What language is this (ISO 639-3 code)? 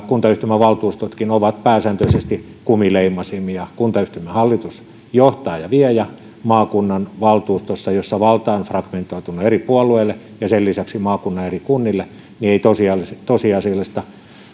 fin